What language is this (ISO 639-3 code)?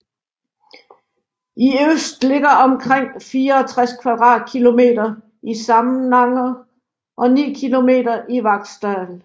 dan